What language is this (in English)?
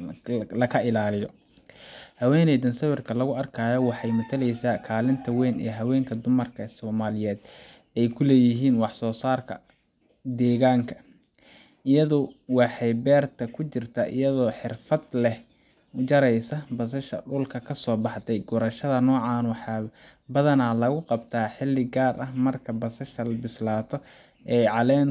Somali